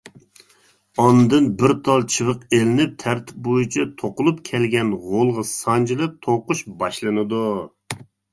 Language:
Uyghur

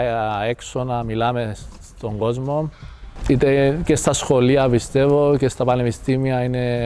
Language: Greek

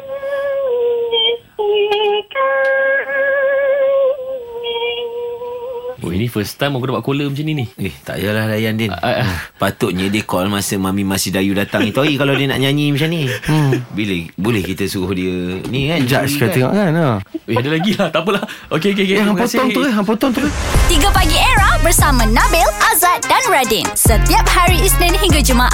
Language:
Malay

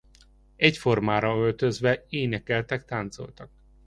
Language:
Hungarian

